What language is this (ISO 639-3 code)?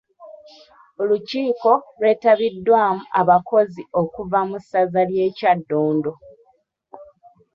lug